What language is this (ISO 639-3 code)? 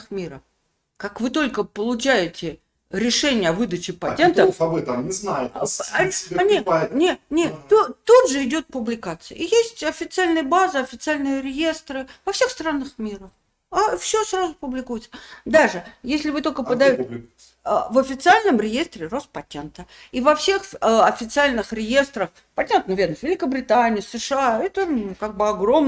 rus